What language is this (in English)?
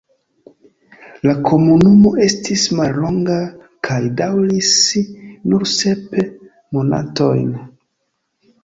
Esperanto